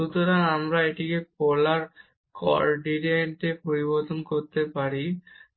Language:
Bangla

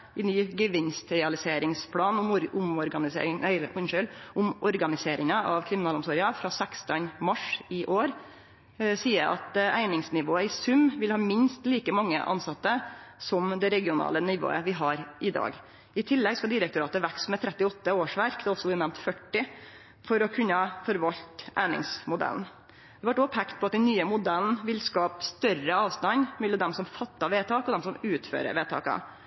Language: Norwegian Nynorsk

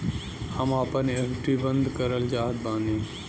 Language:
Bhojpuri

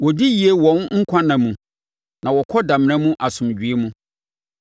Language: Akan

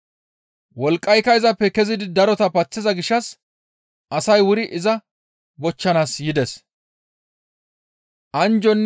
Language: Gamo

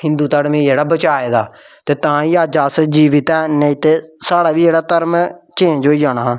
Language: Dogri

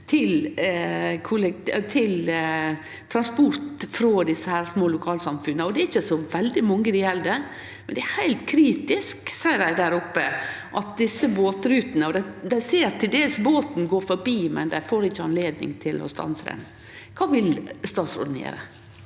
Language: Norwegian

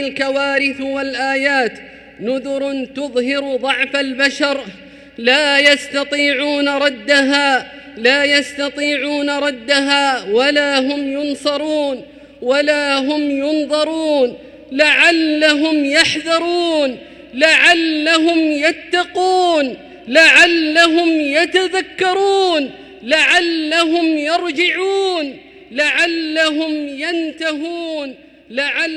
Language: Arabic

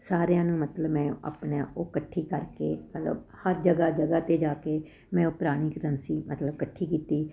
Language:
Punjabi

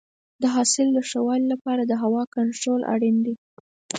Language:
Pashto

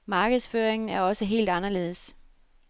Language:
Danish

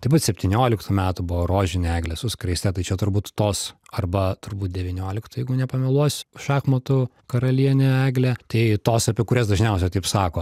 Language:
Lithuanian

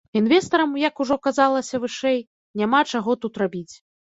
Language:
Belarusian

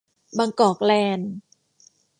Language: Thai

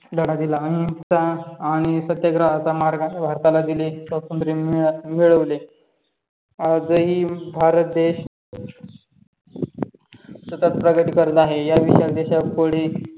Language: Marathi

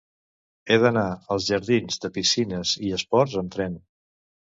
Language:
Catalan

